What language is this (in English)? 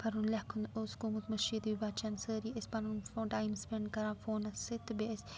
Kashmiri